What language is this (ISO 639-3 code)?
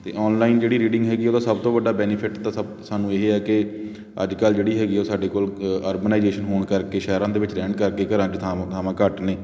pan